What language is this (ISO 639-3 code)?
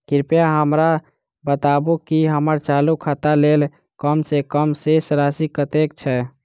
mai